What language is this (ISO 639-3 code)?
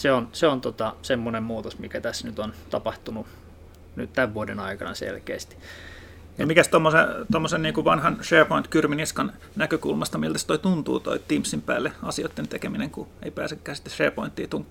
fin